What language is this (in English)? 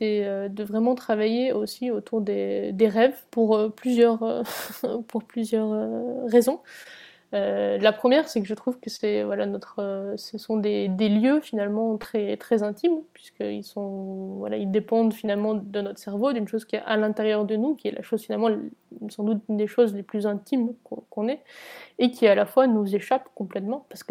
French